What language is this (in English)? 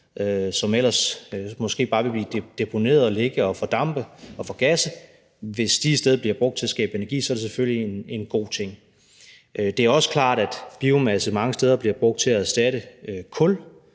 Danish